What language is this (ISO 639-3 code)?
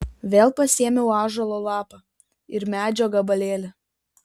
lit